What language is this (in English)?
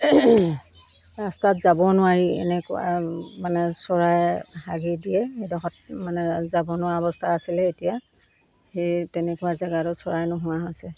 Assamese